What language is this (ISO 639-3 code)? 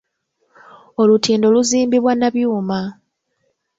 lug